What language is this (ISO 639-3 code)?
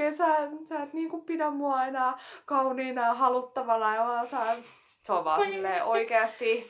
fin